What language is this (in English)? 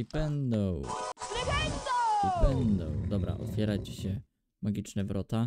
Polish